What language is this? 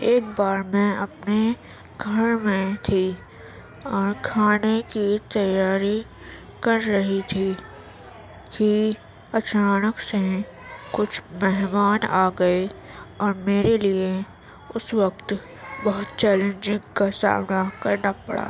Urdu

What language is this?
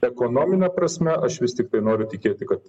Lithuanian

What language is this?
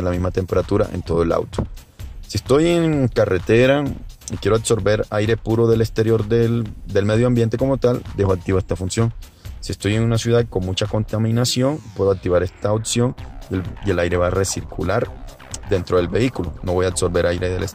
Spanish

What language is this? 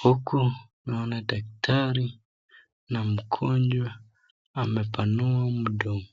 Swahili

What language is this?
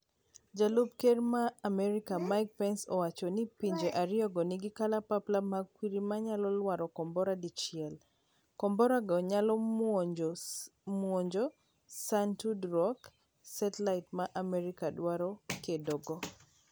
Luo (Kenya and Tanzania)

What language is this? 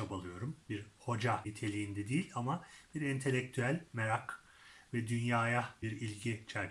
Turkish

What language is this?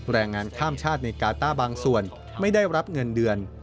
Thai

